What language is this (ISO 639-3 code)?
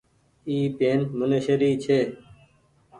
gig